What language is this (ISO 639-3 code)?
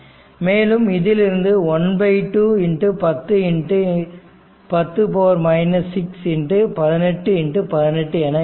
tam